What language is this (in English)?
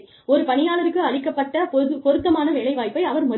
Tamil